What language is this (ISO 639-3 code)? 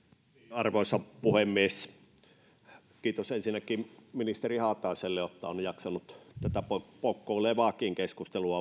fin